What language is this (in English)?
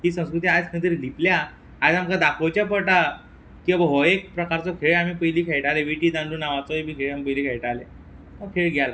Konkani